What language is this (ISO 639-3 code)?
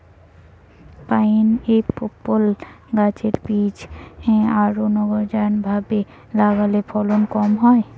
ben